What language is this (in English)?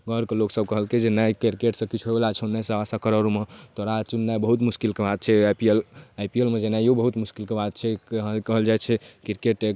Maithili